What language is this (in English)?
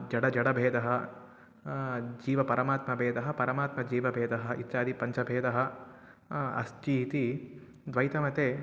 Sanskrit